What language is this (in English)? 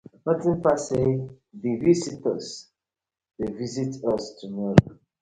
Nigerian Pidgin